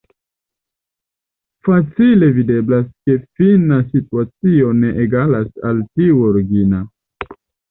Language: Esperanto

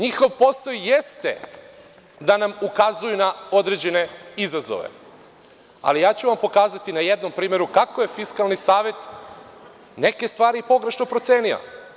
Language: Serbian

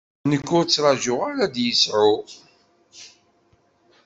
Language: Kabyle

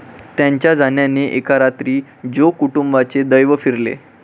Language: Marathi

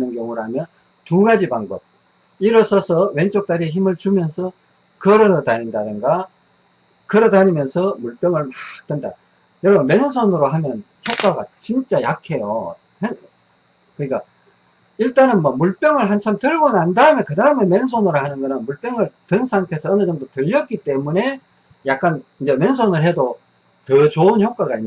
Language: Korean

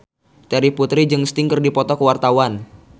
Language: Sundanese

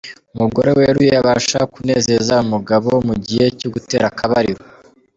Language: Kinyarwanda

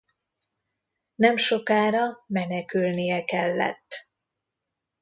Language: Hungarian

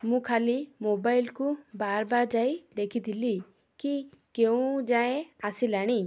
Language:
Odia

